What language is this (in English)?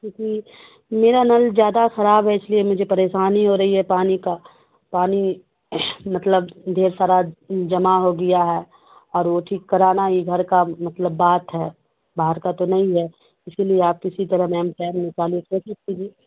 Urdu